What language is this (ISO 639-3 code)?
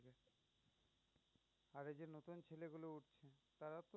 ben